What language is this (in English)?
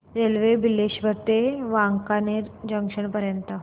Marathi